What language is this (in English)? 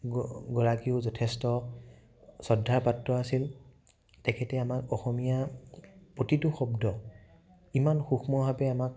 Assamese